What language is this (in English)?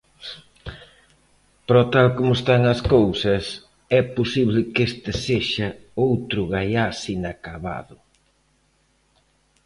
Galician